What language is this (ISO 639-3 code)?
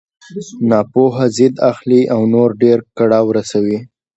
pus